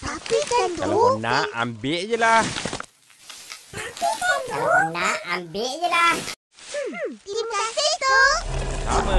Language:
Malay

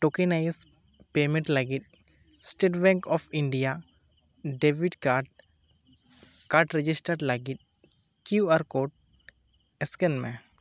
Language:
Santali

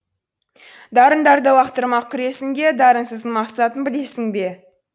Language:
Kazakh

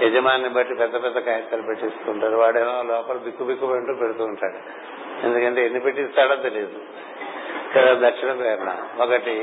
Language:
Telugu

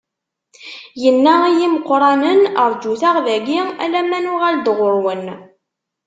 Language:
Kabyle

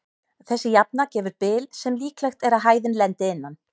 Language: Icelandic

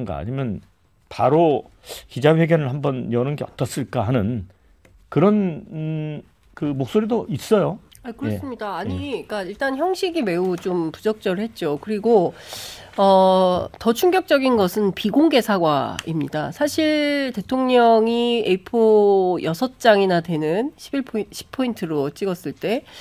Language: Korean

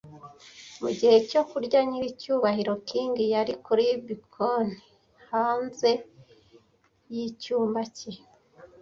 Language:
Kinyarwanda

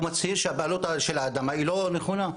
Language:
Hebrew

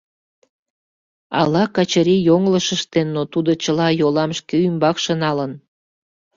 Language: Mari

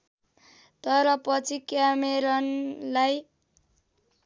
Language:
Nepali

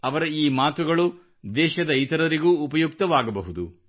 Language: Kannada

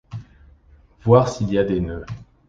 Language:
French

